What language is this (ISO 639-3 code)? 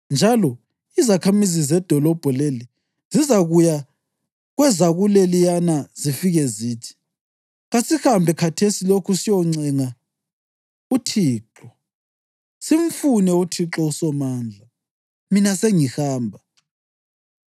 nde